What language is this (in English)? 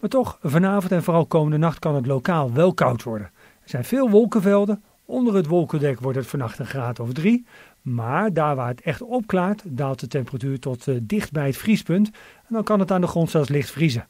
Dutch